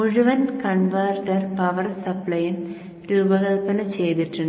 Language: Malayalam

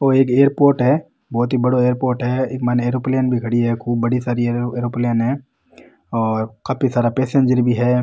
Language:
Rajasthani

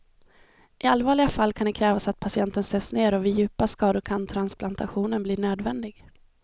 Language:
Swedish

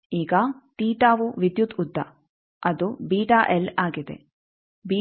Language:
Kannada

